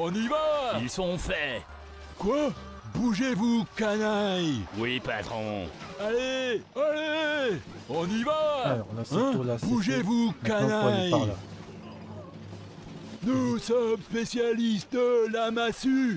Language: French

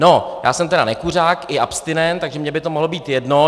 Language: Czech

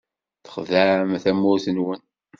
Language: Kabyle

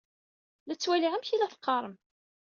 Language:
Kabyle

